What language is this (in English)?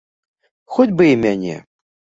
Belarusian